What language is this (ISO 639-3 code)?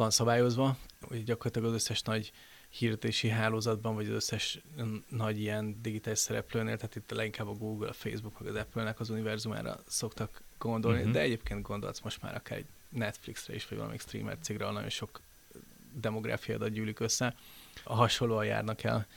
hun